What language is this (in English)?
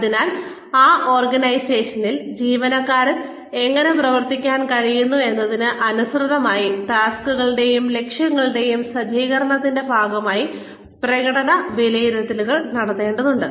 Malayalam